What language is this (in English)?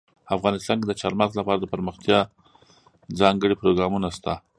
Pashto